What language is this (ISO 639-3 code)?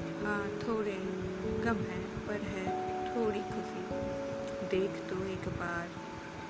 hin